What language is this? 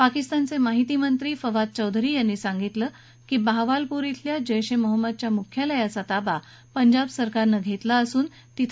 Marathi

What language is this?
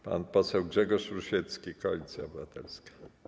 Polish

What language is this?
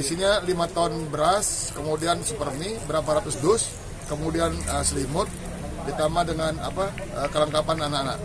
Indonesian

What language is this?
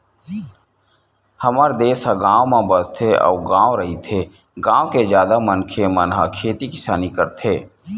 Chhattisgarhi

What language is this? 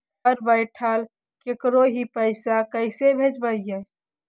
Magahi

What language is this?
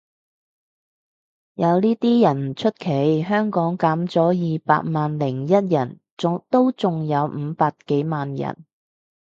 Cantonese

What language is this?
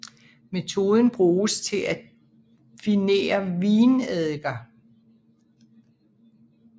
Danish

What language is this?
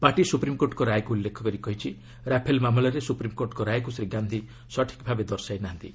Odia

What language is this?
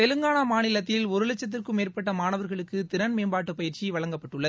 Tamil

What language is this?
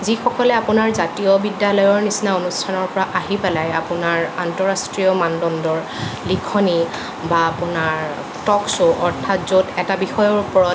Assamese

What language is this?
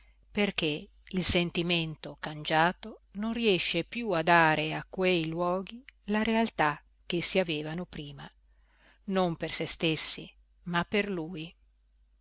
Italian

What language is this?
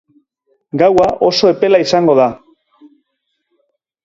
Basque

